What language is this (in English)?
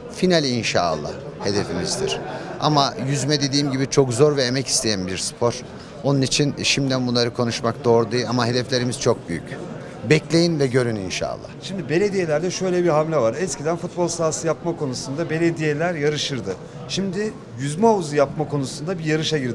Turkish